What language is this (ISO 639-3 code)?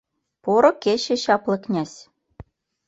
chm